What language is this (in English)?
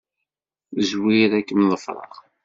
Kabyle